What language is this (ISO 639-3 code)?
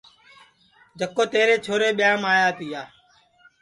ssi